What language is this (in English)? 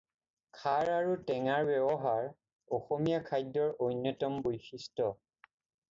Assamese